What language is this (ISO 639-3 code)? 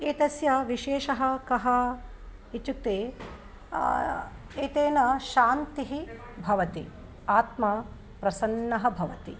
san